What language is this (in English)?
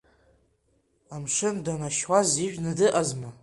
Abkhazian